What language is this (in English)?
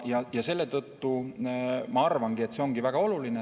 Estonian